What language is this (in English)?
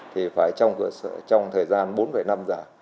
Vietnamese